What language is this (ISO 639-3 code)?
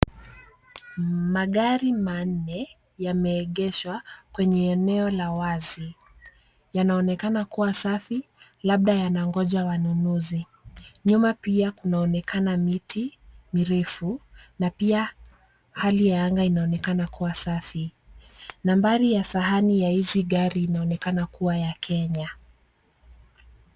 swa